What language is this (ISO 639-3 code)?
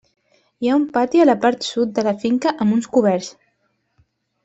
cat